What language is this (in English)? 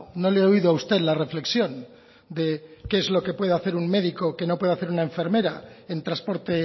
Spanish